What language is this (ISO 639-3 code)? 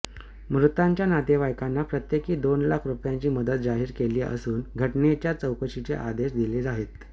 mar